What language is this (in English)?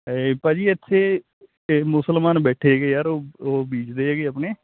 Punjabi